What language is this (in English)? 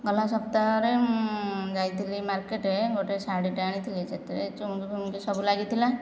Odia